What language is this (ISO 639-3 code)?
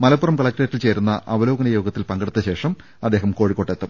mal